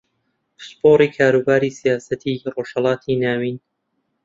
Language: Central Kurdish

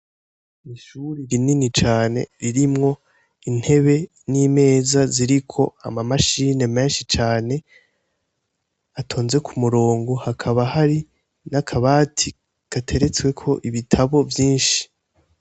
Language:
Rundi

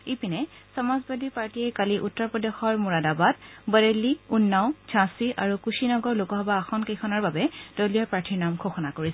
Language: Assamese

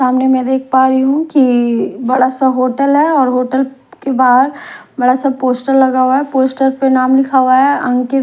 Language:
Hindi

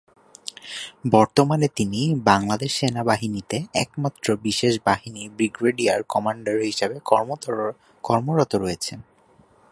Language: Bangla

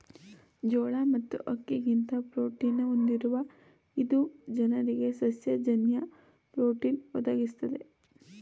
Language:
Kannada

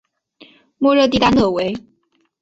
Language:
Chinese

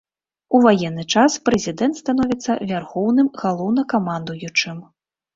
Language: Belarusian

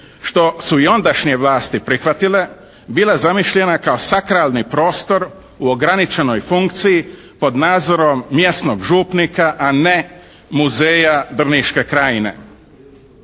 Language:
Croatian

